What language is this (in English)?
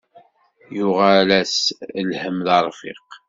Kabyle